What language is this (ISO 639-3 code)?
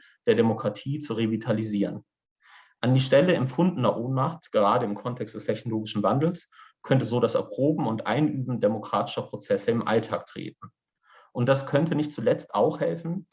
deu